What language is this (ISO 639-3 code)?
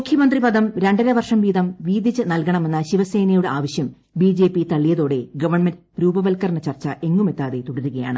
mal